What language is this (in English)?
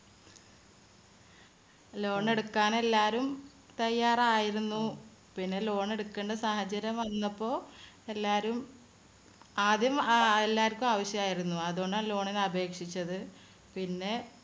Malayalam